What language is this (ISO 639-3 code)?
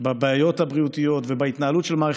heb